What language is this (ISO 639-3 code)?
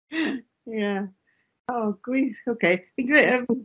cym